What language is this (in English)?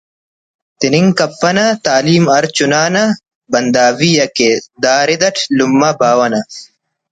Brahui